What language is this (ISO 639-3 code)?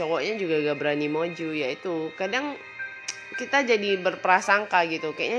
ind